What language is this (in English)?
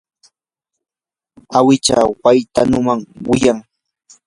Yanahuanca Pasco Quechua